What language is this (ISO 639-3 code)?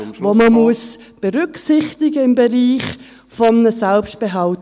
gsw